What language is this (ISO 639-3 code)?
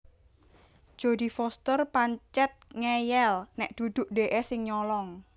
jav